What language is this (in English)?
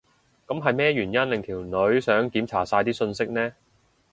Cantonese